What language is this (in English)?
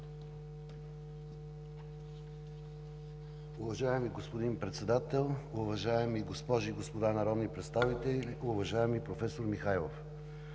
Bulgarian